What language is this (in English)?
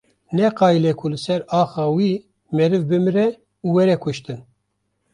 Kurdish